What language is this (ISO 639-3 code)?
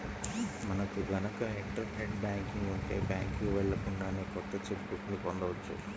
tel